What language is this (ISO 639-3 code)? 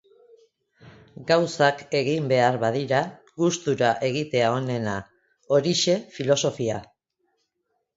eus